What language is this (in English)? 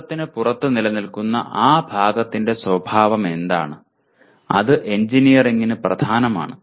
Malayalam